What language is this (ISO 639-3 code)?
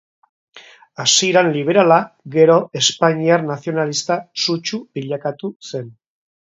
eus